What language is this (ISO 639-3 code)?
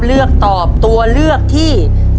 tha